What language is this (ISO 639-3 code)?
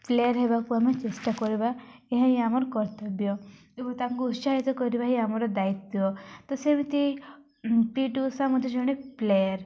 ori